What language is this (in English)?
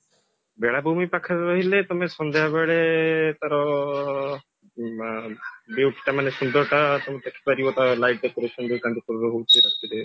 Odia